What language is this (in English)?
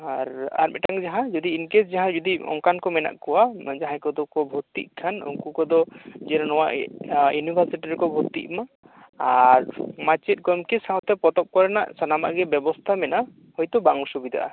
Santali